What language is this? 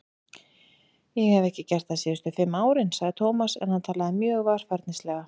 Icelandic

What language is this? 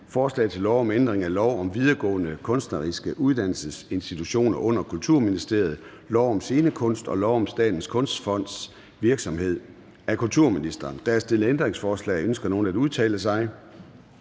Danish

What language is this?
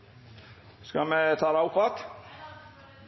Norwegian Bokmål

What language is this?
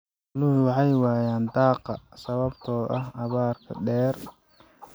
Somali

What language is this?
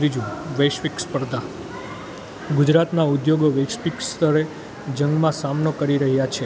Gujarati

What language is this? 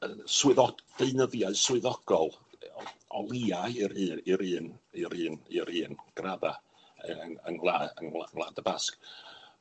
Welsh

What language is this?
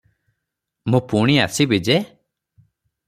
Odia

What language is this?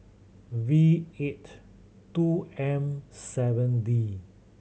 English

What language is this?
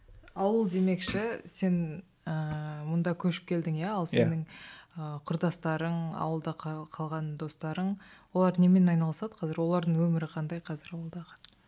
Kazakh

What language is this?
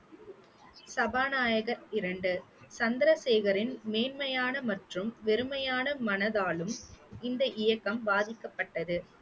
Tamil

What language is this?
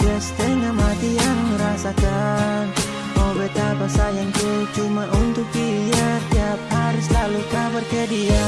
Indonesian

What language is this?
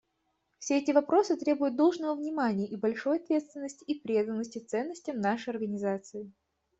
Russian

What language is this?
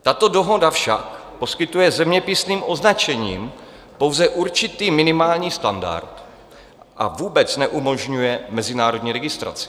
Czech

